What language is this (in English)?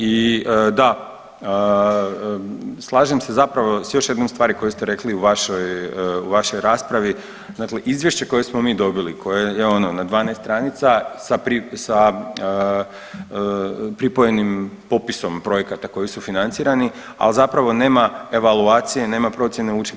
Croatian